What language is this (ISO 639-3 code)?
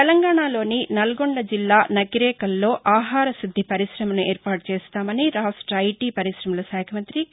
tel